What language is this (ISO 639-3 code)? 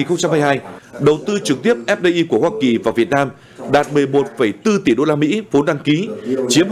vie